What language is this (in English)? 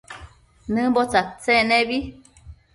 Matsés